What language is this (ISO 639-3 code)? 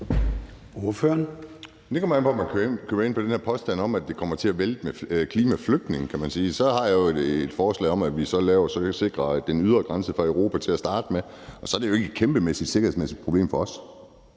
dan